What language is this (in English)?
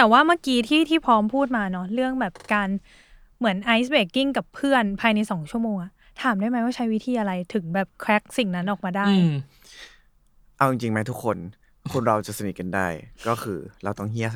Thai